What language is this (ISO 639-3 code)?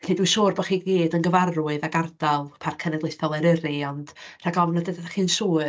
cym